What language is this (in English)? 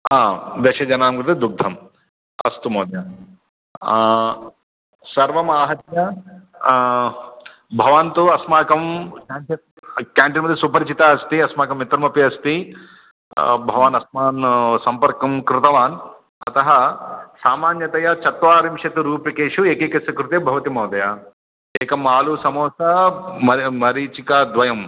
Sanskrit